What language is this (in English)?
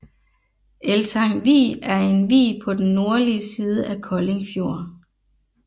Danish